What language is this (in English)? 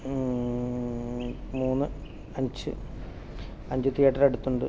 Malayalam